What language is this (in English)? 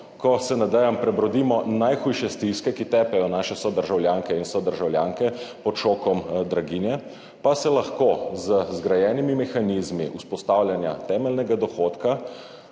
Slovenian